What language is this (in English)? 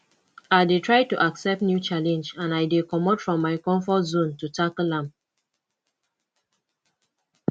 Nigerian Pidgin